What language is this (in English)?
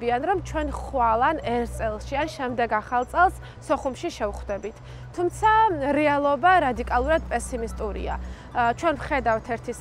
Arabic